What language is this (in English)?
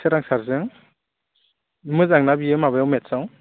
Bodo